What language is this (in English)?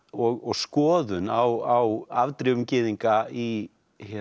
Icelandic